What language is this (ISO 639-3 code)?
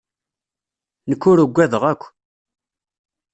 kab